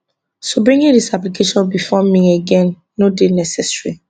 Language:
Nigerian Pidgin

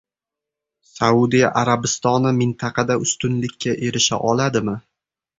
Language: Uzbek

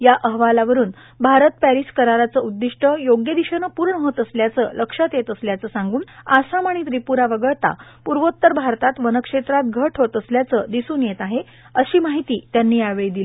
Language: Marathi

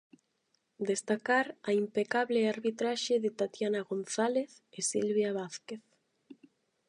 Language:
Galician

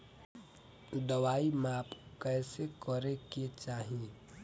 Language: Bhojpuri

